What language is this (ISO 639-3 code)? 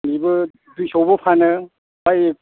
brx